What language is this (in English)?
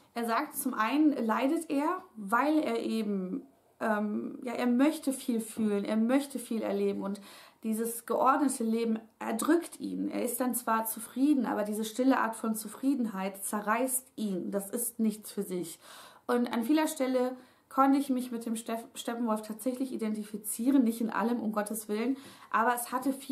German